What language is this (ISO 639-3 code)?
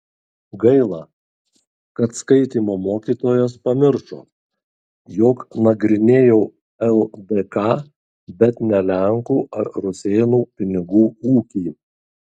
lit